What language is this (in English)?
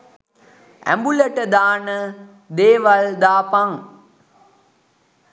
Sinhala